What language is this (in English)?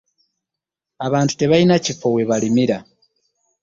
Ganda